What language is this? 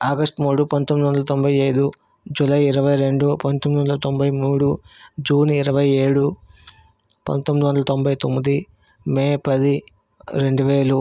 Telugu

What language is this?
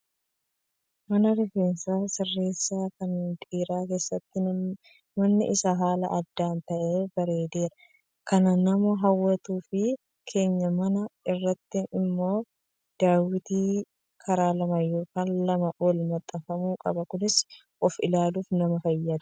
Oromo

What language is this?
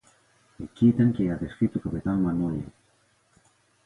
Greek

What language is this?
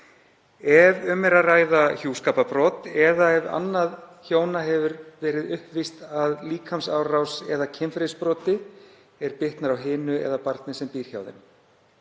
Icelandic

